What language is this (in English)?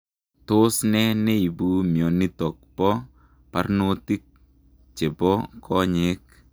Kalenjin